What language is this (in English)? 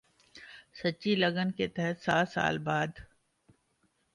Urdu